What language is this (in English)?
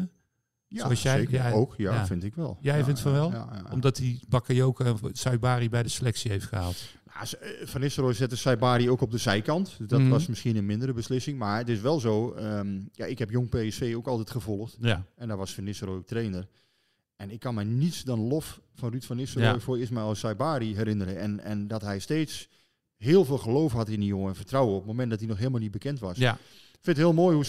Dutch